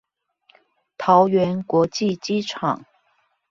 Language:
Chinese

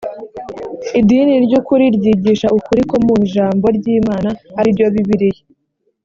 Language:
Kinyarwanda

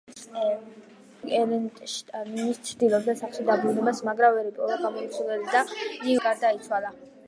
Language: Georgian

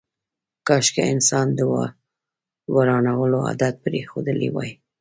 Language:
Pashto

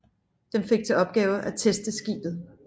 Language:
Danish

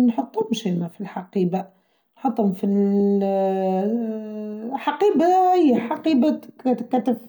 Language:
Tunisian Arabic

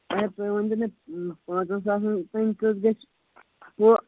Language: Kashmiri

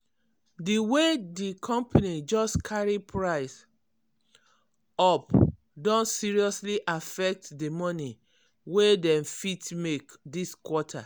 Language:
Nigerian Pidgin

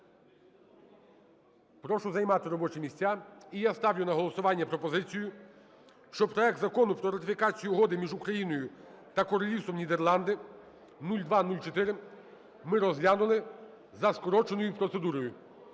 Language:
Ukrainian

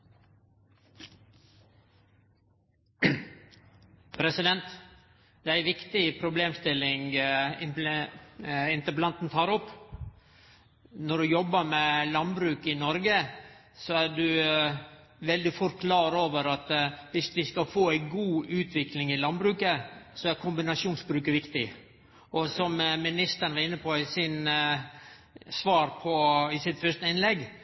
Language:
Norwegian Nynorsk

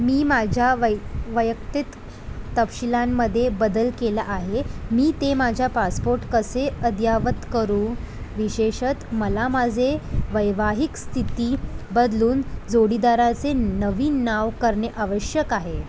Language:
Marathi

